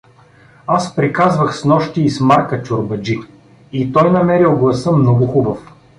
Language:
Bulgarian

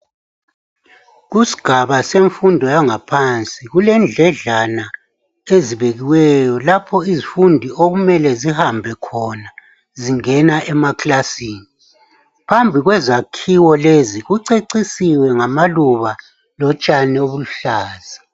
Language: North Ndebele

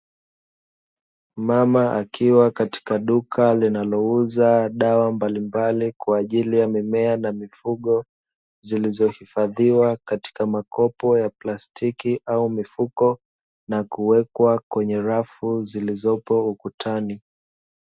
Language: Swahili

